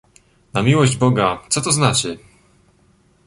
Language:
Polish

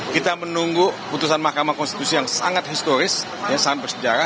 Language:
Indonesian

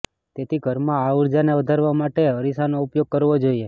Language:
Gujarati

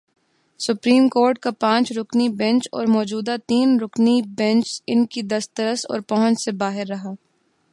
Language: Urdu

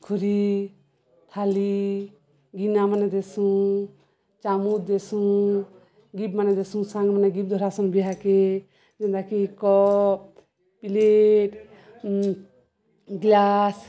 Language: Odia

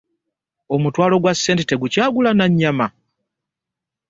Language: Ganda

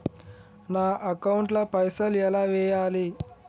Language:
Telugu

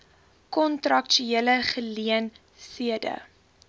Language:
Afrikaans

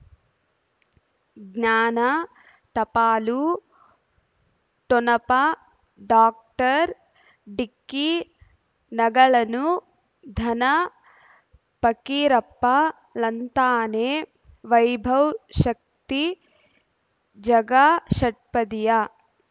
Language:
Kannada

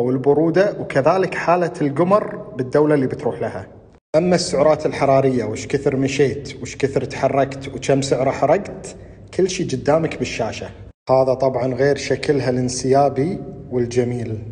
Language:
Arabic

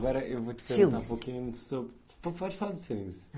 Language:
Portuguese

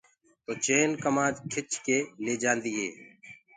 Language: Gurgula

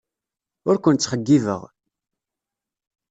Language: Kabyle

